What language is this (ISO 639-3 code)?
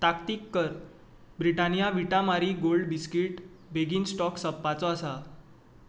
kok